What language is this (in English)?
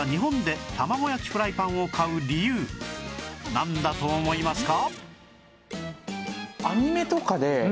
Japanese